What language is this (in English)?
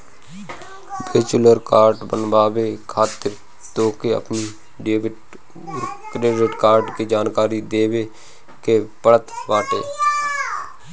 Bhojpuri